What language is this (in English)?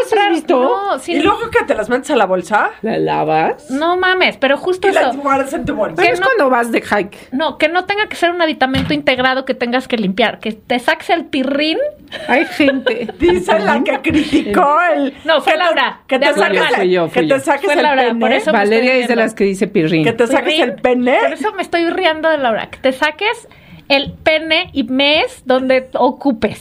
Spanish